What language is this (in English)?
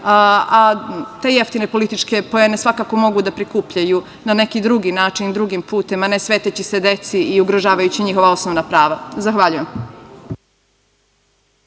Serbian